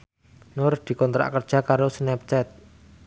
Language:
Javanese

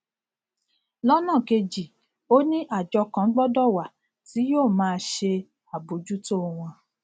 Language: Yoruba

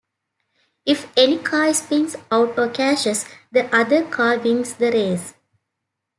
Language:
English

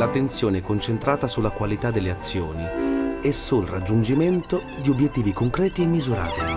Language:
Italian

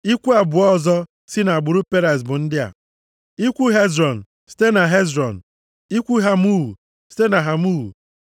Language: Igbo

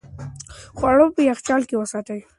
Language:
Pashto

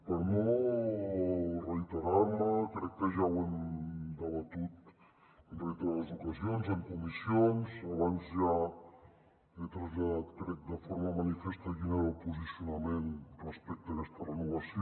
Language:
Catalan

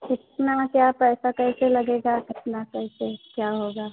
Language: Hindi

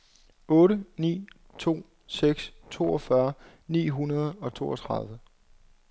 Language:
Danish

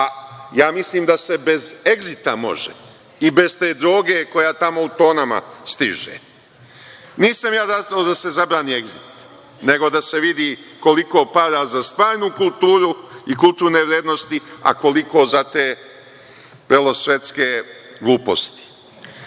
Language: Serbian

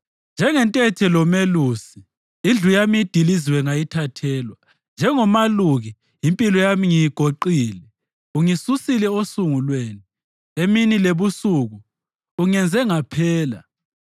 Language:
North Ndebele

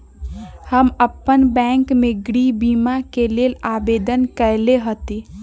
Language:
Magahi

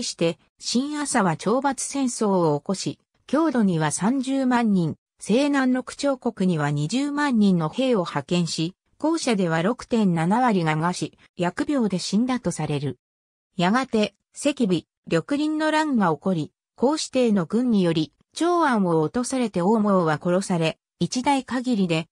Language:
Japanese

